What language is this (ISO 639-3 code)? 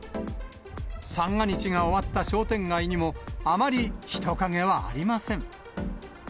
jpn